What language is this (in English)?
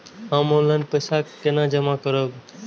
Maithili